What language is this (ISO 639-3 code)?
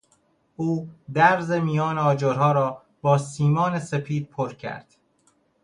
fas